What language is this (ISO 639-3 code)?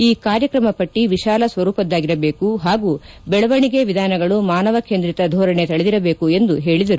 kan